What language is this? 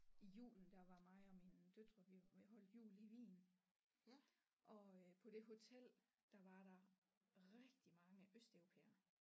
Danish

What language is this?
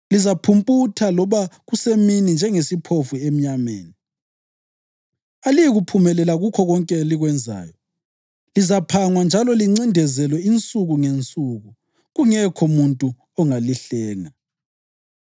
North Ndebele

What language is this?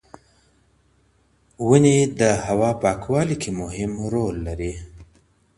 Pashto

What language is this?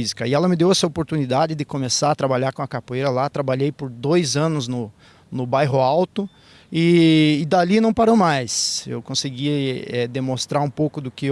Portuguese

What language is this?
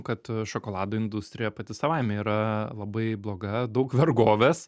Lithuanian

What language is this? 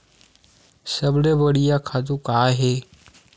Chhattisgarhi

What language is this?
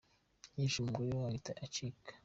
Kinyarwanda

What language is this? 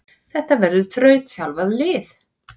Icelandic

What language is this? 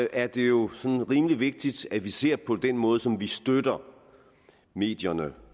Danish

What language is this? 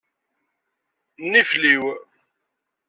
Kabyle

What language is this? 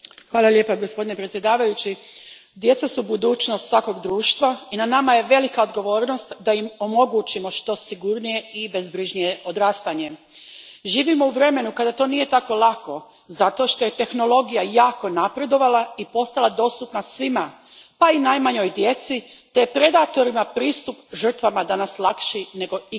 Croatian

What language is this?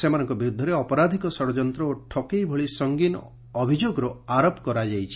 Odia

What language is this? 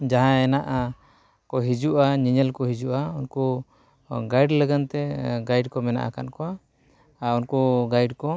Santali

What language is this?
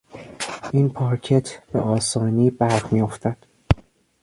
Persian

